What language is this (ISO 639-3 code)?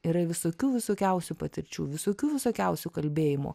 lit